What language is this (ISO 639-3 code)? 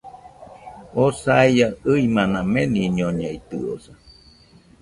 hux